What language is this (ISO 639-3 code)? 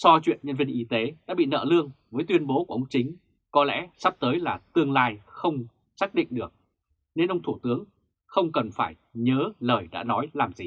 vie